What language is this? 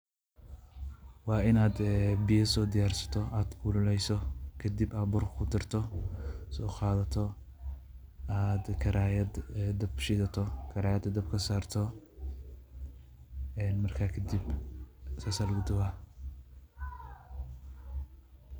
Somali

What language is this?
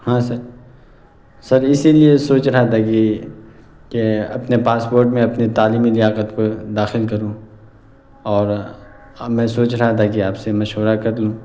Urdu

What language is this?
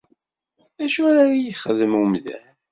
Kabyle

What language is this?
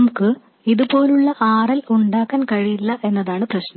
Malayalam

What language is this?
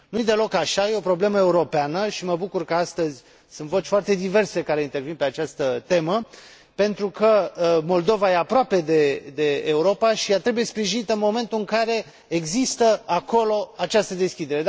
Romanian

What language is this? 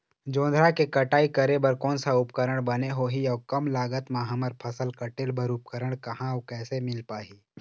Chhattisgarhi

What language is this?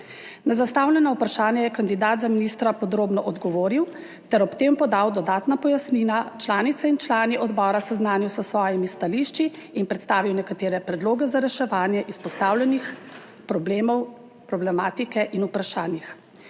Slovenian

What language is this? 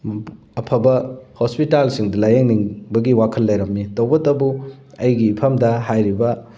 Manipuri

